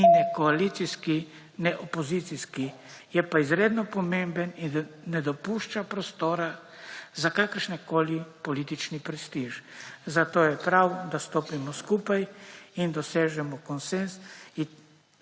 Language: Slovenian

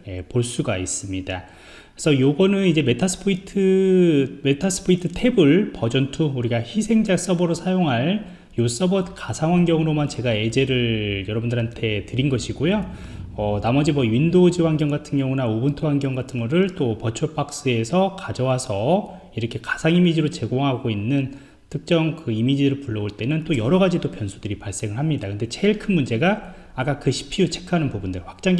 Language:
Korean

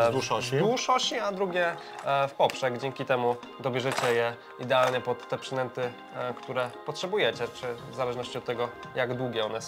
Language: Polish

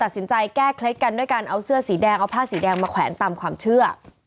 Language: Thai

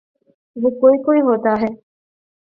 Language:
Urdu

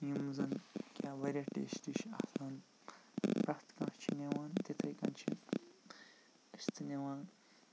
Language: Kashmiri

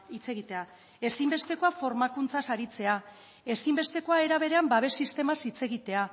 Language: Basque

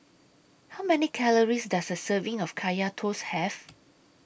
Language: English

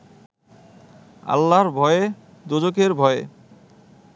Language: Bangla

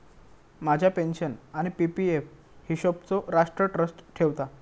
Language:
Marathi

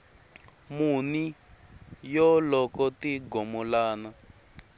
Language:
Tsonga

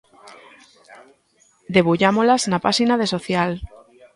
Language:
Galician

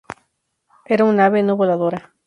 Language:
Spanish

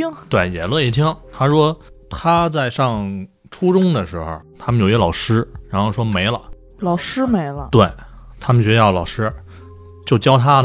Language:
Chinese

